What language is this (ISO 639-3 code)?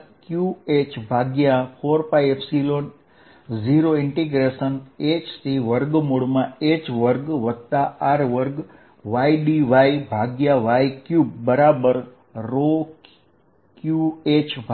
guj